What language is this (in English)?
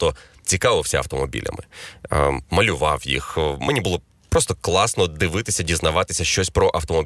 Ukrainian